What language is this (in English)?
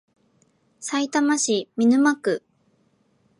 Japanese